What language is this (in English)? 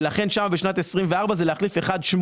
Hebrew